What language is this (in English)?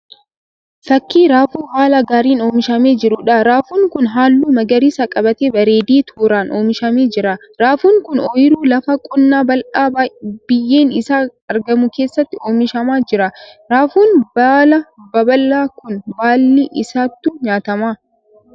Oromo